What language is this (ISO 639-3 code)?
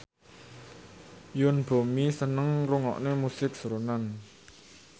jav